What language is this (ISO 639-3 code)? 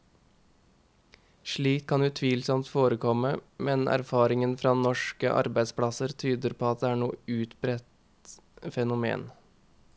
nor